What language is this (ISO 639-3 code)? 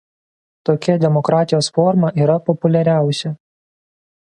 lit